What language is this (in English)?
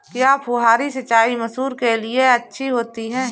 Hindi